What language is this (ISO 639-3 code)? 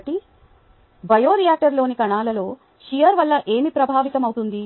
tel